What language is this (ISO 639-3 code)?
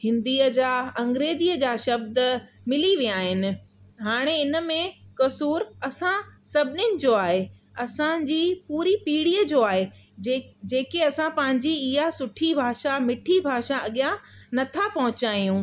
snd